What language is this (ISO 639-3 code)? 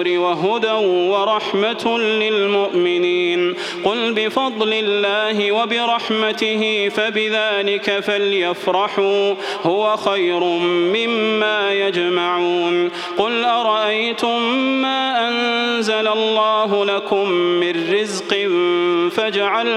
ara